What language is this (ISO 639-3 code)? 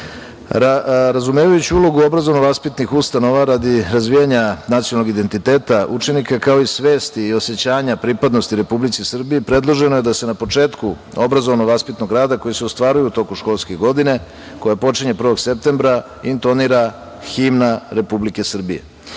srp